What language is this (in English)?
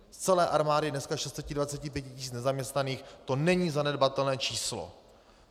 Czech